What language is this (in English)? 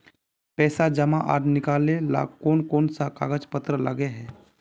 Magahi